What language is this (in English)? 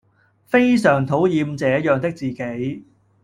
Cantonese